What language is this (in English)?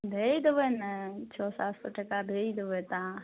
Maithili